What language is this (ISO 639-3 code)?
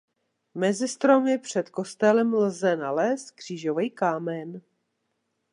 ces